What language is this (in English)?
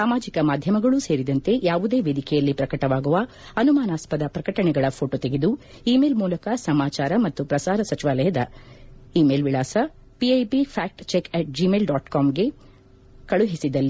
Kannada